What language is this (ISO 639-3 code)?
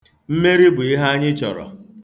ibo